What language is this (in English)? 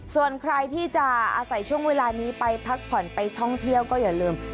Thai